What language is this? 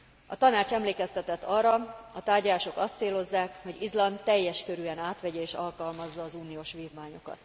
Hungarian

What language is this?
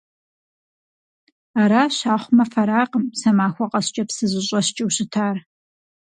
Kabardian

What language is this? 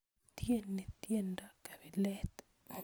Kalenjin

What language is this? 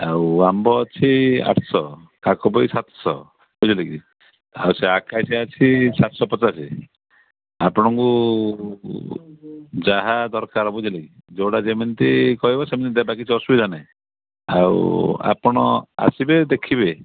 Odia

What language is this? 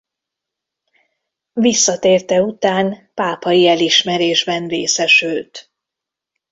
Hungarian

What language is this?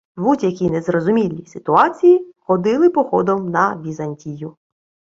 Ukrainian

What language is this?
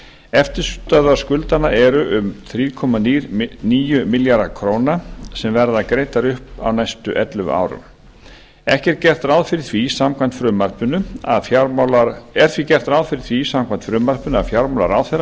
Icelandic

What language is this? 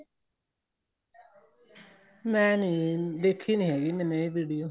Punjabi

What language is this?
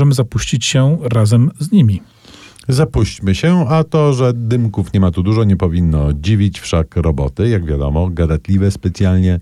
Polish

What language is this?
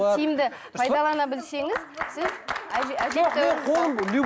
Kazakh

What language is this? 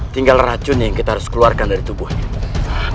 Indonesian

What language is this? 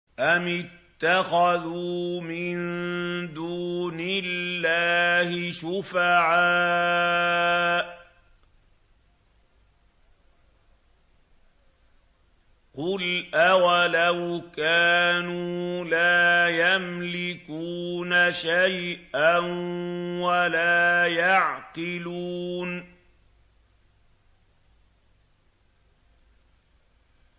Arabic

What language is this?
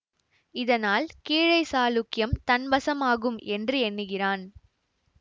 Tamil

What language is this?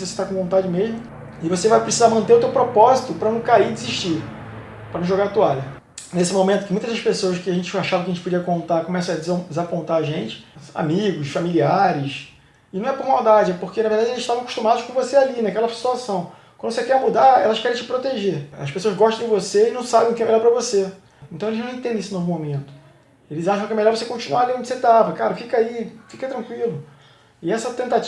Portuguese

